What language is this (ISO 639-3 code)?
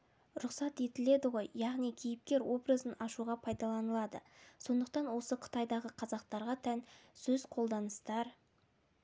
kaz